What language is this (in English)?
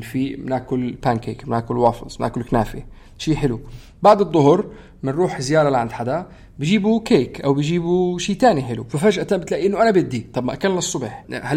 Arabic